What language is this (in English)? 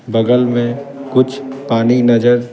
Hindi